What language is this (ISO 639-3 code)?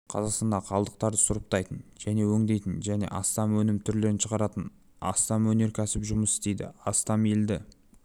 kaz